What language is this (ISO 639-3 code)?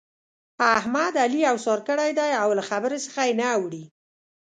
pus